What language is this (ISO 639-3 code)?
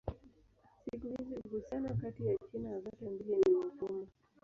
swa